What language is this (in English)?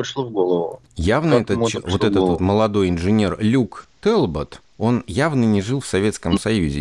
Russian